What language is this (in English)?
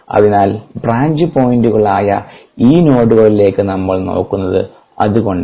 Malayalam